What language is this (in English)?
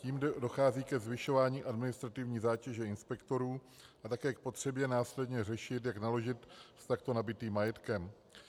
Czech